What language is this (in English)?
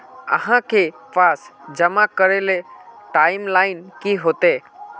Magahi